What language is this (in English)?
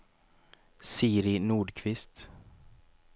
Swedish